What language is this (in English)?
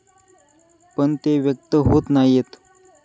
Marathi